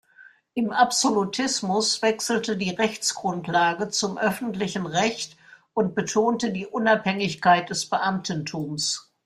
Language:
German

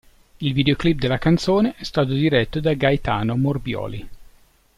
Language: Italian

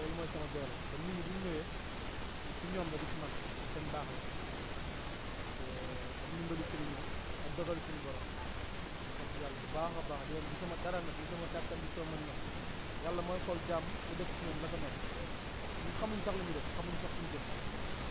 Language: Arabic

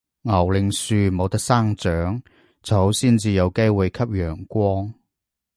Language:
Cantonese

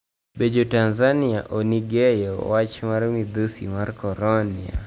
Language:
Luo (Kenya and Tanzania)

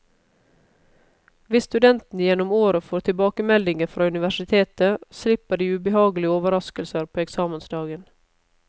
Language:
Norwegian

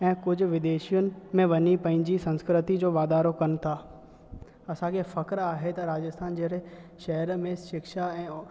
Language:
Sindhi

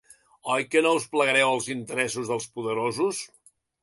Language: Catalan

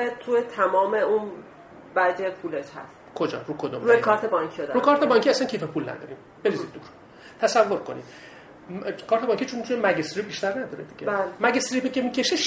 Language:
Persian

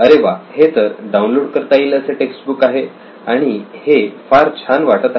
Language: Marathi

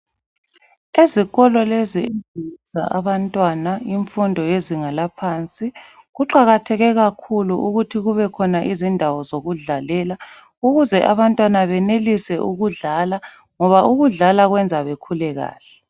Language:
North Ndebele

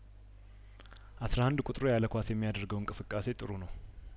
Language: Amharic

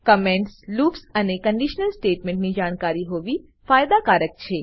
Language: Gujarati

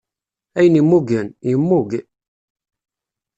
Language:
Kabyle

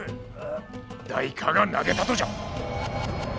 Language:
Japanese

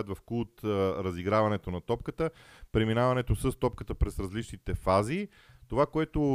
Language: Bulgarian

